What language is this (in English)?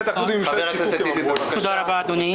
Hebrew